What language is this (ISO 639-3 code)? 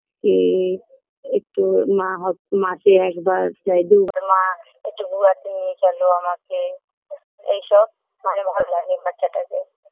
ben